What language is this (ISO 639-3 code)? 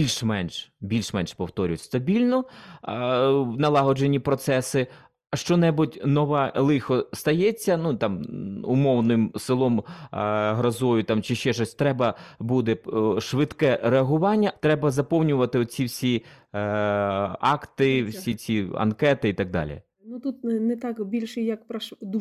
ukr